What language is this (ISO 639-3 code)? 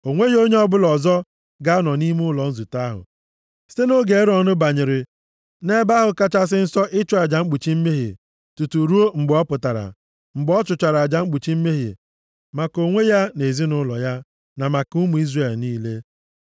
ibo